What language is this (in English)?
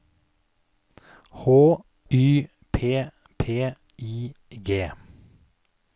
Norwegian